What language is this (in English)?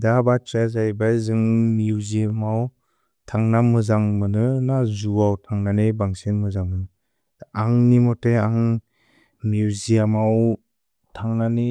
Bodo